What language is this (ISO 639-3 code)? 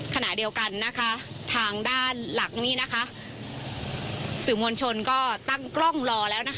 tha